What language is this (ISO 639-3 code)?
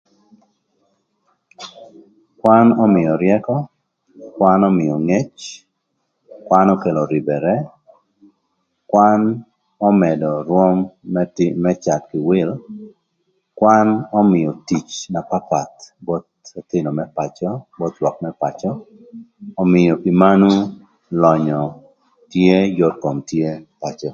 lth